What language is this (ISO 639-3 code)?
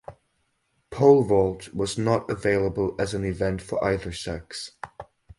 eng